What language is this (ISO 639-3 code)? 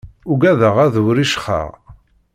kab